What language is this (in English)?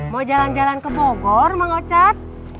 Indonesian